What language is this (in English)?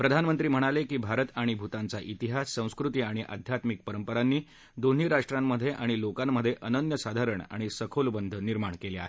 Marathi